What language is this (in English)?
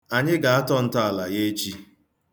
Igbo